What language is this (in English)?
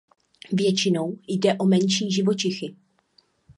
Czech